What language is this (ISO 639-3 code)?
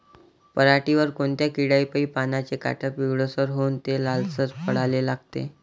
mar